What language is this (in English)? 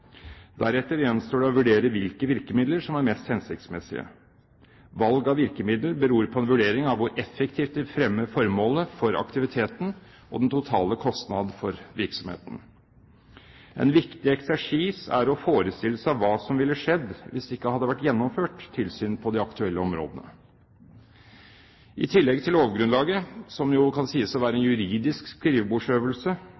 Norwegian Bokmål